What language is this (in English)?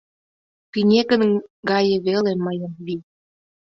Mari